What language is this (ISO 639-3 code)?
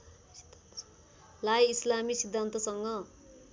nep